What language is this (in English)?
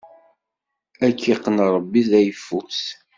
Kabyle